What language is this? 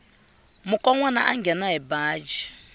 Tsonga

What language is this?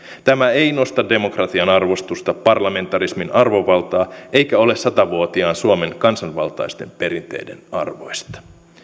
Finnish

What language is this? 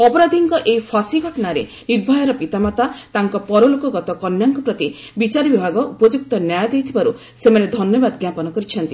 Odia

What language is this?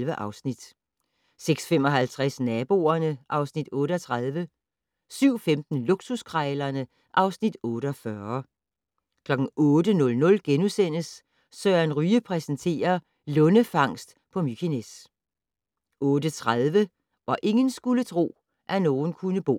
Danish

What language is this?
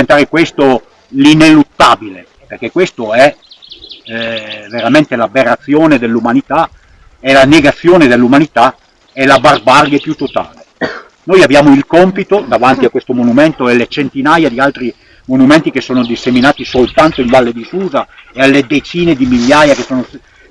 Italian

